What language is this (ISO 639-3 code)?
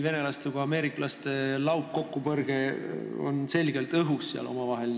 est